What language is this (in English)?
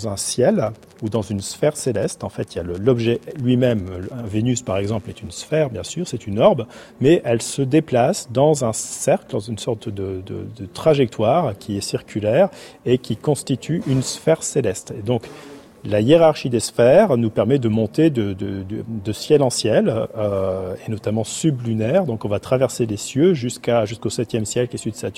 French